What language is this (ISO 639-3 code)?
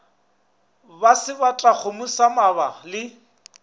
nso